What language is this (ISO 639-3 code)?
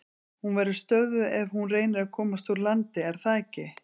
isl